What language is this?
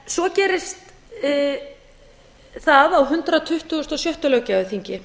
Icelandic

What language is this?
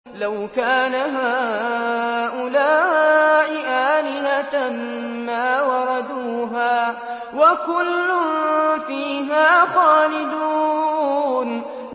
Arabic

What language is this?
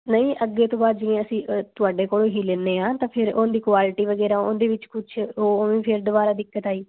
Punjabi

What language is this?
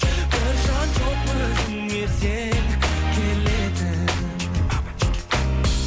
Kazakh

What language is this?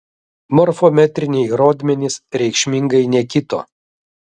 Lithuanian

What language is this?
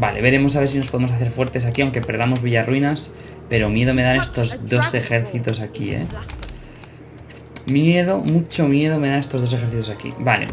Spanish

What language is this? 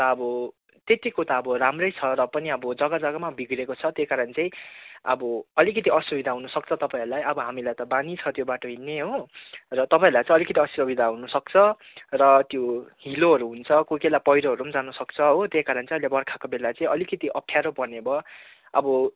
Nepali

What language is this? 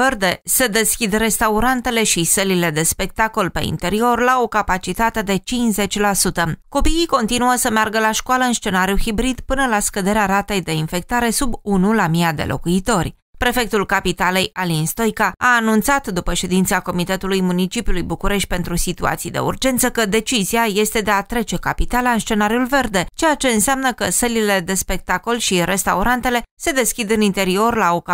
Romanian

